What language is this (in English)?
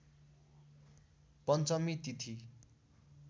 Nepali